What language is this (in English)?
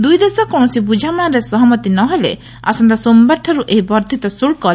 Odia